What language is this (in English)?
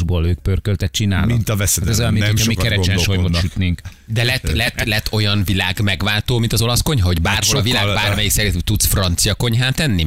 Hungarian